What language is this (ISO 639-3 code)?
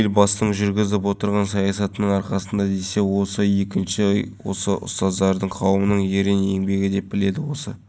kaz